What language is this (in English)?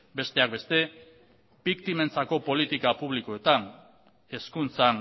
Basque